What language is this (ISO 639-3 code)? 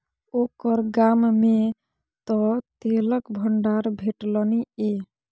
mai